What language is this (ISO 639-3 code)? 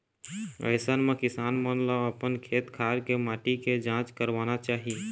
hne